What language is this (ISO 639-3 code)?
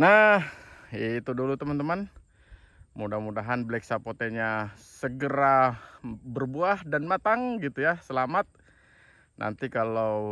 ind